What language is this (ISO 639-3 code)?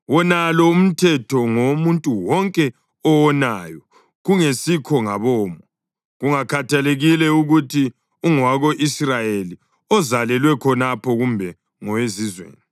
nde